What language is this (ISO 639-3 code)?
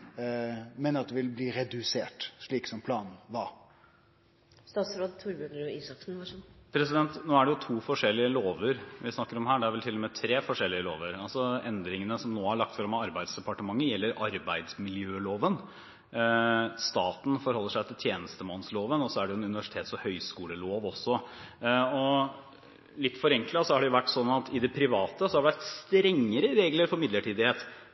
nor